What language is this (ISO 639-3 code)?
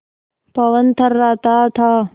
hin